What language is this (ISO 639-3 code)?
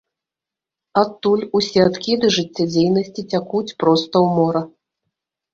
bel